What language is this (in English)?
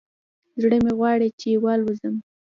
Pashto